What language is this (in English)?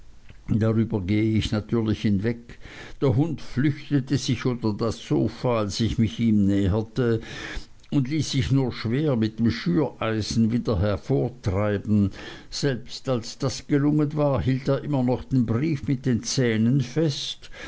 German